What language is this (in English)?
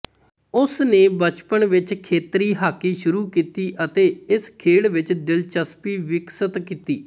Punjabi